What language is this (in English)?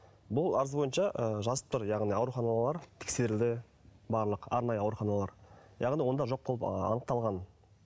Kazakh